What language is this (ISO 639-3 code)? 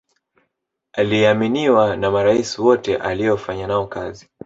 swa